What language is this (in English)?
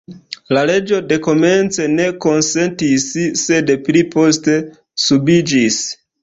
Esperanto